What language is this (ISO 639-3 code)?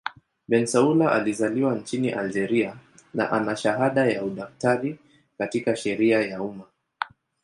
swa